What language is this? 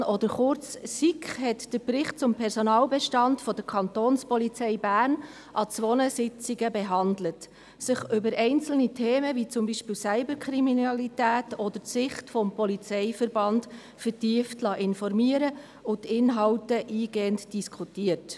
Swiss German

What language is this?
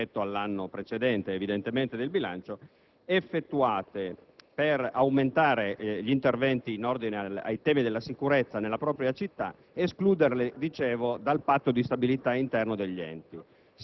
Italian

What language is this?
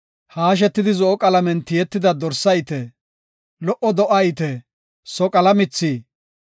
Gofa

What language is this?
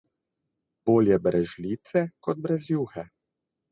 Slovenian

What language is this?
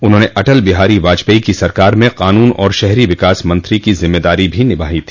Hindi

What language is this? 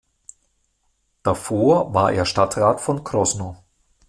German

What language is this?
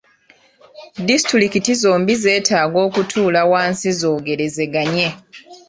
Ganda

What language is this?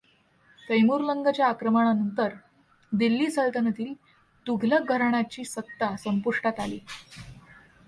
Marathi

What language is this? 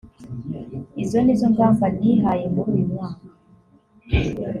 Kinyarwanda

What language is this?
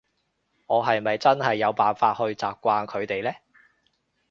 Cantonese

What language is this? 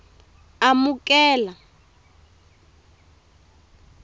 Tsonga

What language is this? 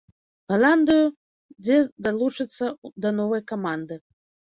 Belarusian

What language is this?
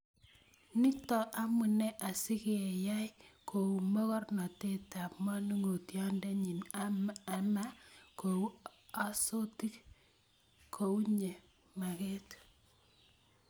Kalenjin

